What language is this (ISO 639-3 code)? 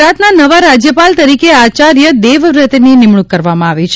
guj